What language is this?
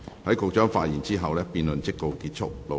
Cantonese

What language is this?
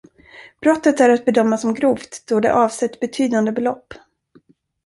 Swedish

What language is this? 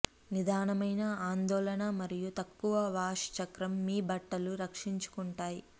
Telugu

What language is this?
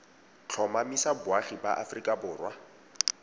Tswana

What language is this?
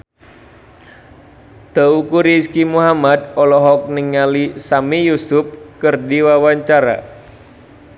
Sundanese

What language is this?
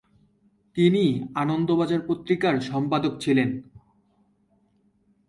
Bangla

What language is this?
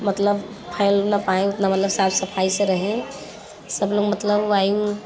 Hindi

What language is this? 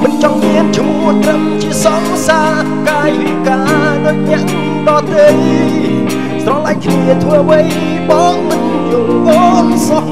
Thai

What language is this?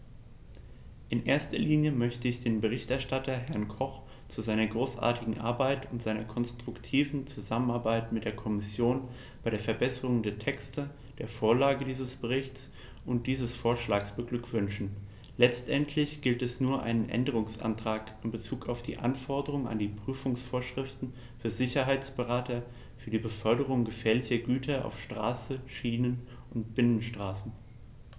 German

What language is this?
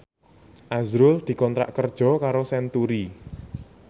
Javanese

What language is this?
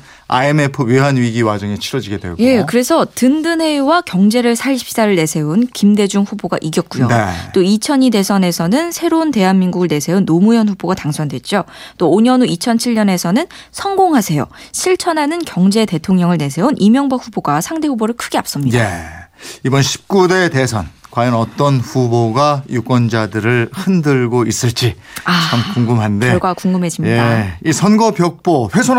Korean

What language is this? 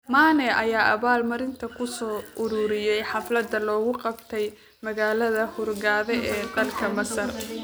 Somali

